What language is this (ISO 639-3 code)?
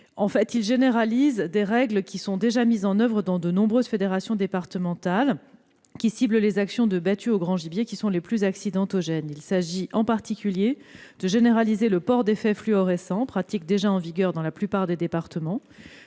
fra